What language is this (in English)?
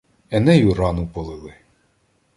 Ukrainian